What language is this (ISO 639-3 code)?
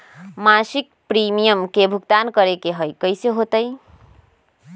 mag